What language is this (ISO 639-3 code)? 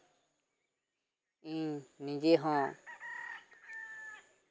sat